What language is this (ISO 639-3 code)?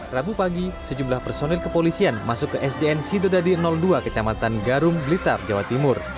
ind